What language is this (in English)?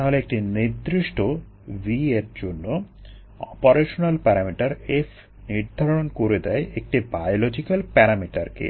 Bangla